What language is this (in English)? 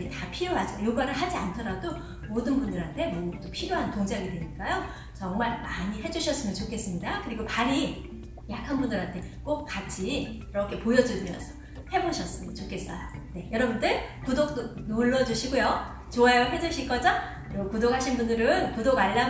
Korean